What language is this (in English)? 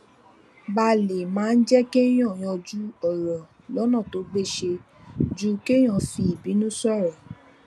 Yoruba